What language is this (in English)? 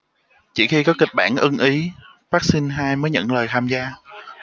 Vietnamese